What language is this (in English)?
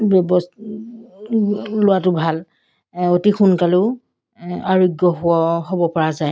Assamese